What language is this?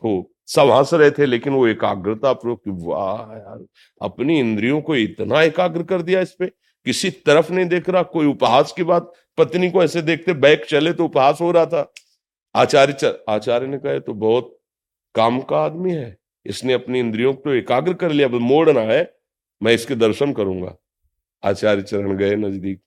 Hindi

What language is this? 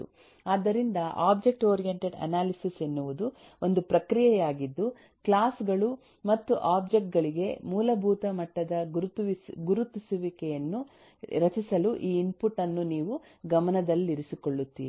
Kannada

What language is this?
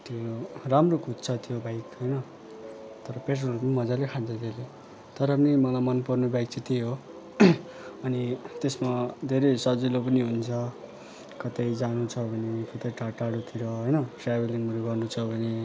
Nepali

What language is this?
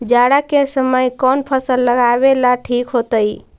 Magahi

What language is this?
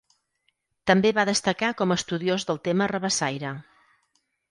Catalan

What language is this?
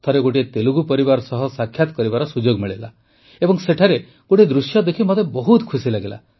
Odia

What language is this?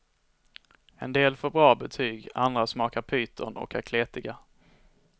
Swedish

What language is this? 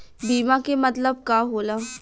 Bhojpuri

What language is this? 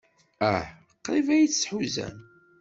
Kabyle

